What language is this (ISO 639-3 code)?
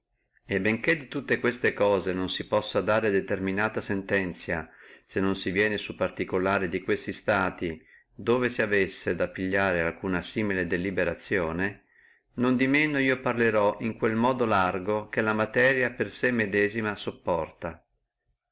ita